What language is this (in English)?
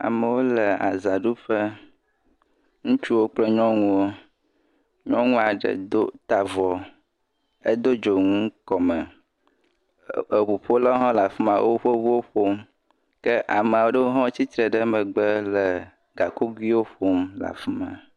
Ewe